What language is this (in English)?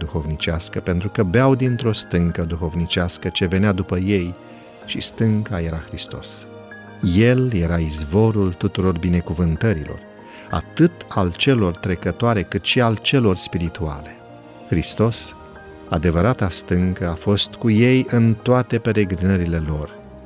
Romanian